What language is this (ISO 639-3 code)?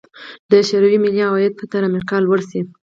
pus